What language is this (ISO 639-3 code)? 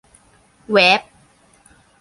tha